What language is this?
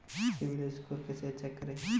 Hindi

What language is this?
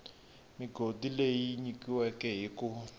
Tsonga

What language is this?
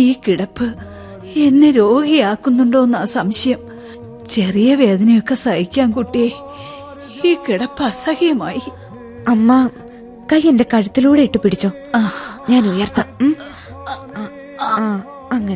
Malayalam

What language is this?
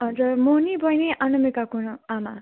Nepali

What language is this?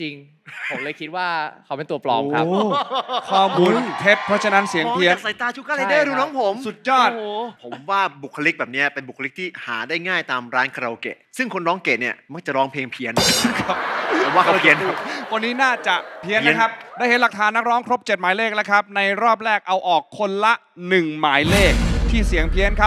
Thai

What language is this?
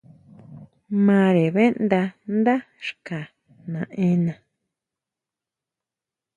Huautla Mazatec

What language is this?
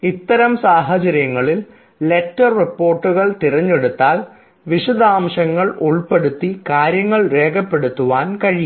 Malayalam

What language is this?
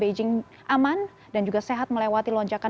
Indonesian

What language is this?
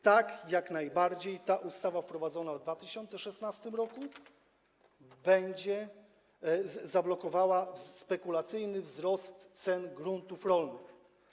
Polish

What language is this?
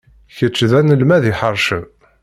Kabyle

